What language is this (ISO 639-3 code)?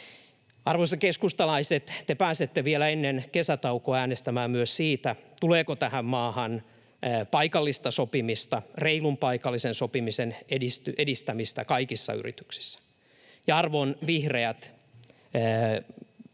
fin